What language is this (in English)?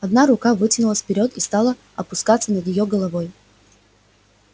Russian